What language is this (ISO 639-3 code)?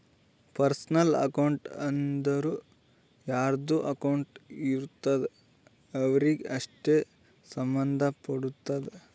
kan